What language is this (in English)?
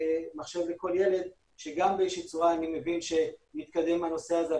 Hebrew